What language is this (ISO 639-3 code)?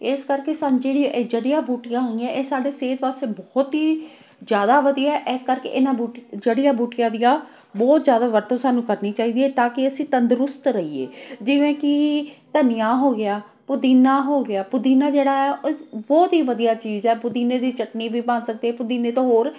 pan